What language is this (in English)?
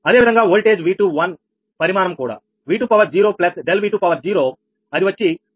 Telugu